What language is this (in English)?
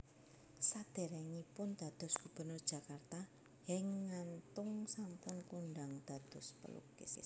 Javanese